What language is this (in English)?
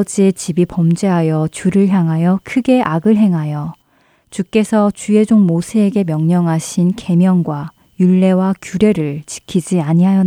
Korean